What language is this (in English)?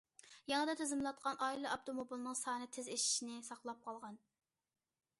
Uyghur